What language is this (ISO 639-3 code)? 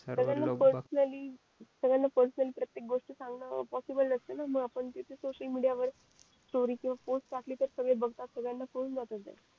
mar